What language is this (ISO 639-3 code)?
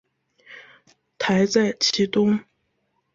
zho